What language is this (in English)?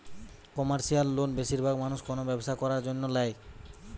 Bangla